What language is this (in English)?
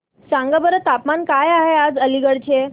Marathi